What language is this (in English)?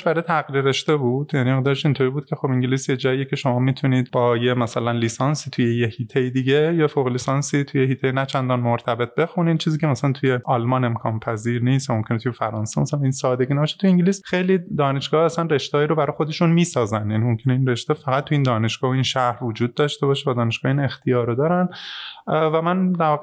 Persian